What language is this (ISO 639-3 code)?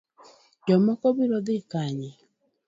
luo